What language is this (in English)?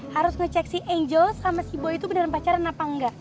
Indonesian